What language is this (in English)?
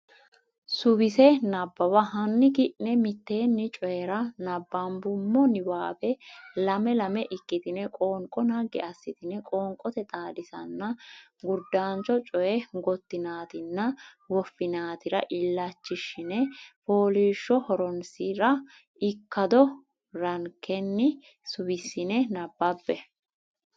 Sidamo